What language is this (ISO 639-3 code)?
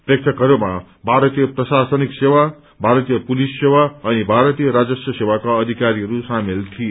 nep